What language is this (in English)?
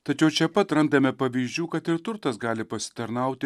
Lithuanian